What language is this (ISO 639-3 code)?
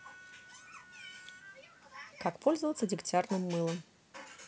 rus